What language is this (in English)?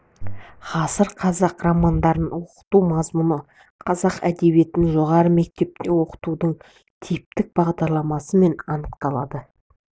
Kazakh